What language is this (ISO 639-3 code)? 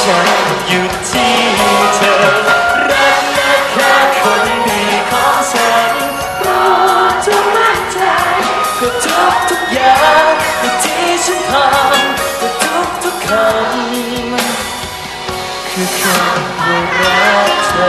tha